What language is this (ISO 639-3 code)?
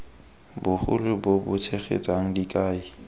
tsn